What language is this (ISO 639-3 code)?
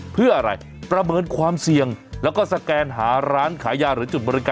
tha